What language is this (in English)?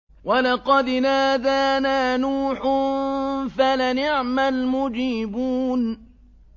Arabic